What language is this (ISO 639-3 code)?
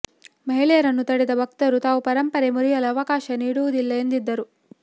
kan